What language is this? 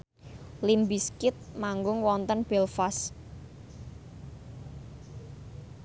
Javanese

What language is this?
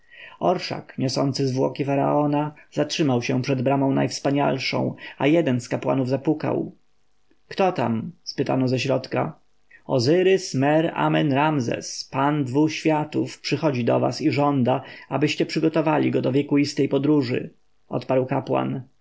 Polish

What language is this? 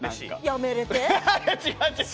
Japanese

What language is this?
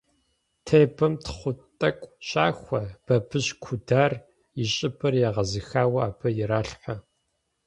Kabardian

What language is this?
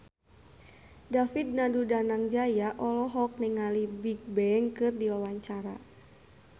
Sundanese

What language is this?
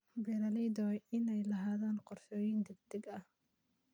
Somali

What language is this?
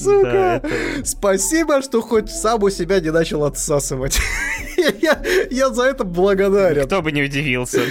Russian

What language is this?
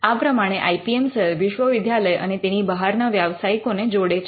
Gujarati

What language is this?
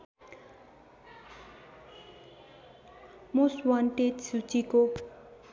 Nepali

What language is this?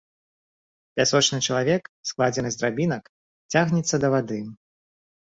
Belarusian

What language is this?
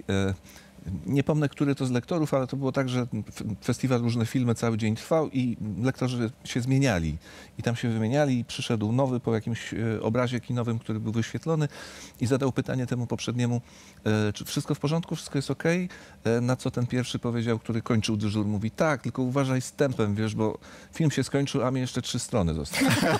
Polish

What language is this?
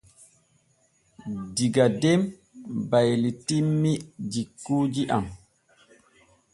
Borgu Fulfulde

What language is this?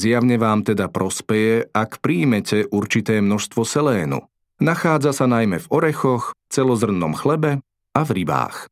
Slovak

